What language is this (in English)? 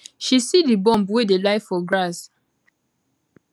Nigerian Pidgin